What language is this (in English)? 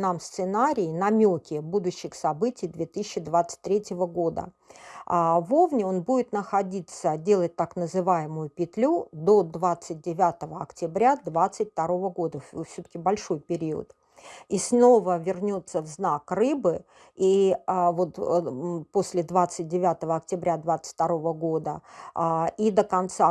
Russian